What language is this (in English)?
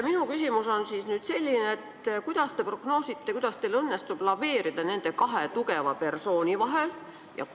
Estonian